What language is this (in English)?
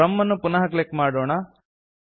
Kannada